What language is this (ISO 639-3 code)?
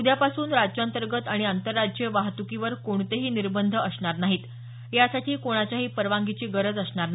mar